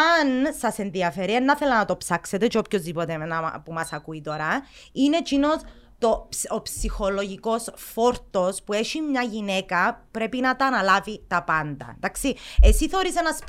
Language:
Greek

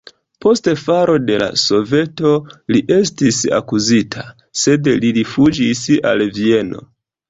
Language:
Esperanto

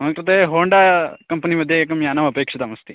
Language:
Sanskrit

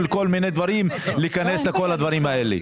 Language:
Hebrew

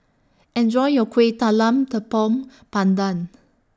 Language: English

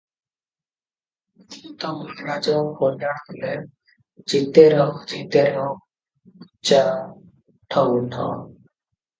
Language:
Odia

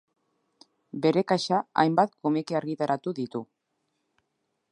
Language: Basque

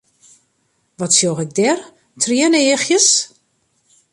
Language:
Western Frisian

